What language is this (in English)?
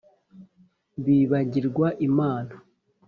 Kinyarwanda